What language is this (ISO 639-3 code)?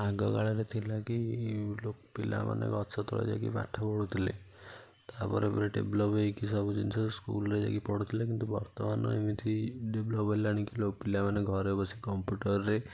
ori